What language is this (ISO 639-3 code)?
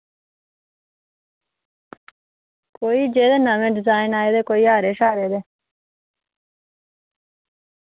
doi